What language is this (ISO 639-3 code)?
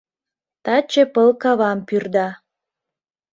chm